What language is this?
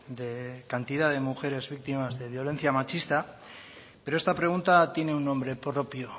Spanish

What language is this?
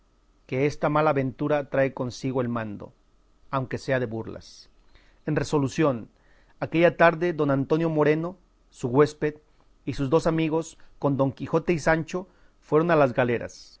Spanish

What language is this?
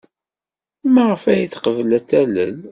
Kabyle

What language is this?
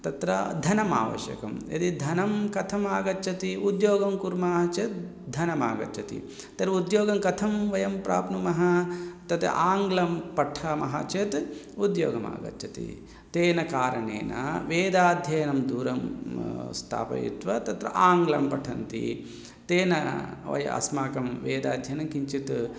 Sanskrit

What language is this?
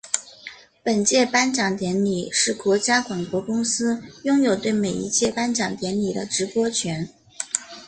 Chinese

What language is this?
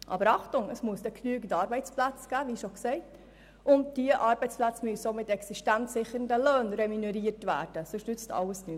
Swiss German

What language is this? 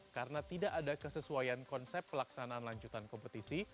Indonesian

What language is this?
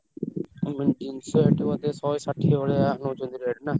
Odia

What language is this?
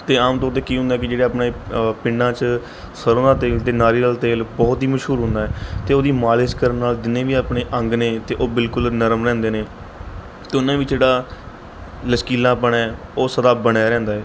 Punjabi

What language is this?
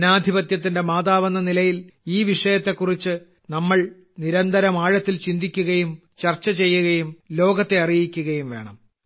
Malayalam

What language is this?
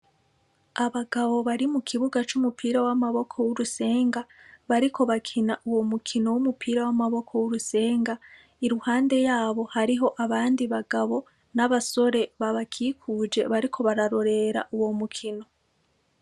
Rundi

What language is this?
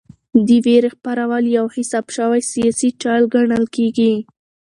Pashto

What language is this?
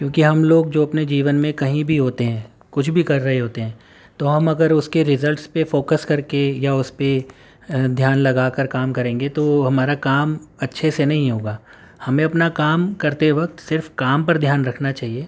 Urdu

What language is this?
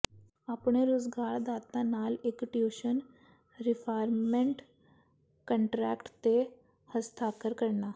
Punjabi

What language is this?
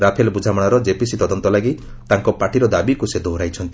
Odia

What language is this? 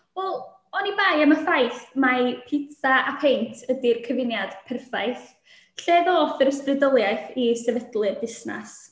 Welsh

